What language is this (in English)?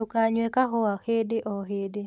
Kikuyu